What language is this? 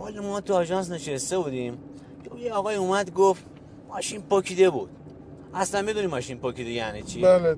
Persian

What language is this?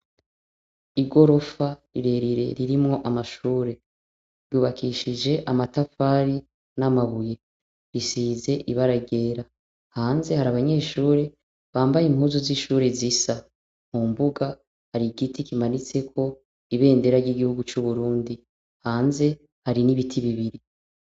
Rundi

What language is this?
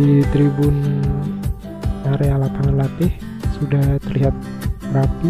Indonesian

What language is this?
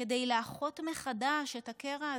Hebrew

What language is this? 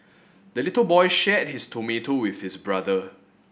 English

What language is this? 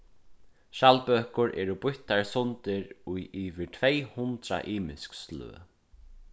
Faroese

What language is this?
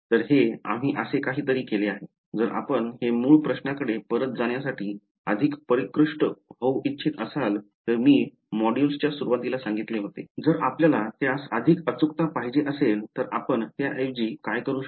Marathi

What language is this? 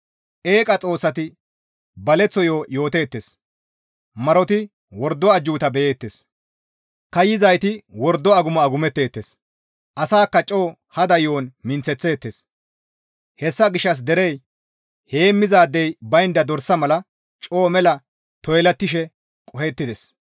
Gamo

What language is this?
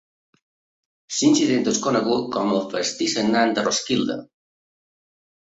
Catalan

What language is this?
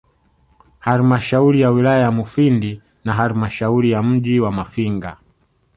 Swahili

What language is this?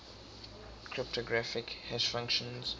English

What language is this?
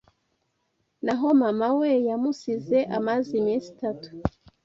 Kinyarwanda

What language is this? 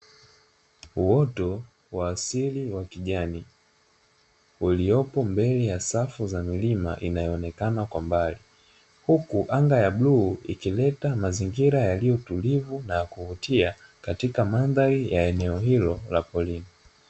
Swahili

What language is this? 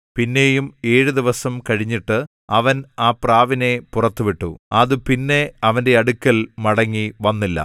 Malayalam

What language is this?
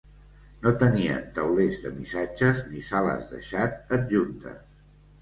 Catalan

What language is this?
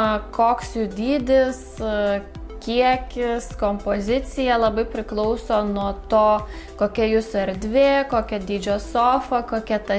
Lithuanian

